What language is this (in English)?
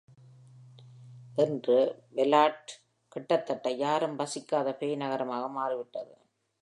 Tamil